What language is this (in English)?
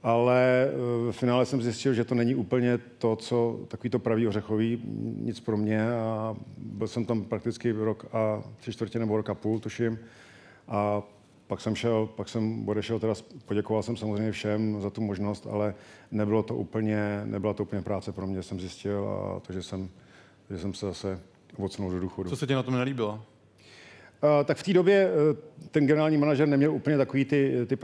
Czech